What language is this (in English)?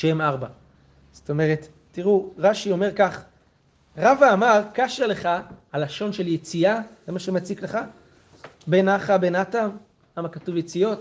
Hebrew